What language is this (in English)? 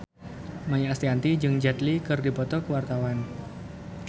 Sundanese